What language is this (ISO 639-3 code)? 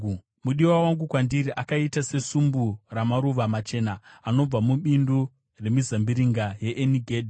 sna